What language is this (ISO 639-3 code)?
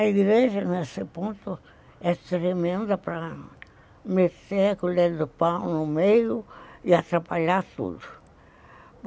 por